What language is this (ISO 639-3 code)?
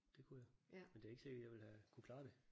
dan